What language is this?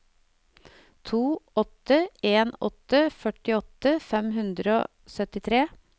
Norwegian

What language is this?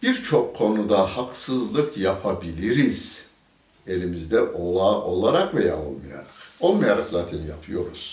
Turkish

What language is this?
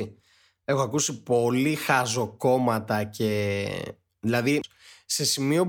Greek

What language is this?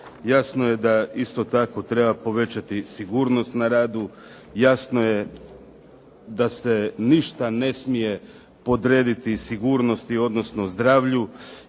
Croatian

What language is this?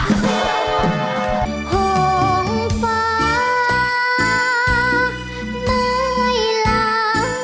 Thai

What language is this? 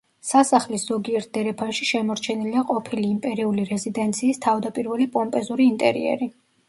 Georgian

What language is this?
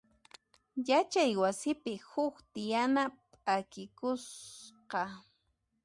Puno Quechua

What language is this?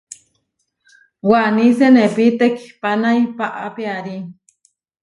Huarijio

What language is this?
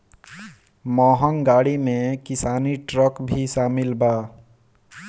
Bhojpuri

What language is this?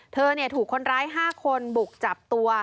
Thai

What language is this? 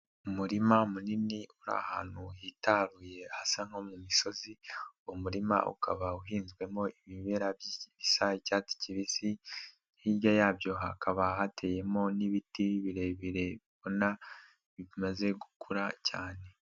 Kinyarwanda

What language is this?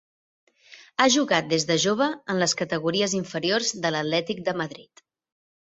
Catalan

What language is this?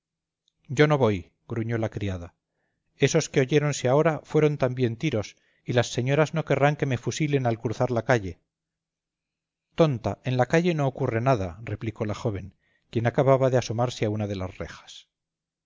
Spanish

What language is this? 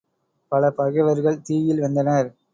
Tamil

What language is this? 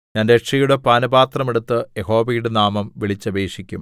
Malayalam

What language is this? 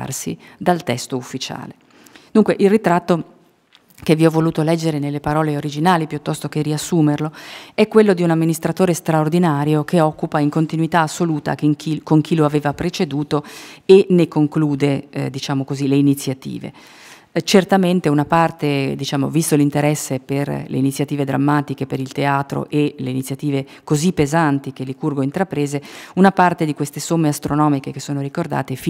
Italian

